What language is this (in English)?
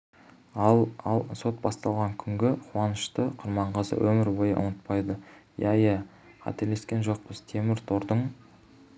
Kazakh